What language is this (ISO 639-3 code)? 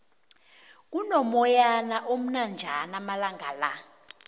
nbl